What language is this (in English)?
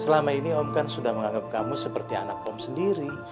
Indonesian